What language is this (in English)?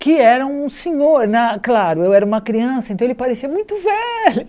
Portuguese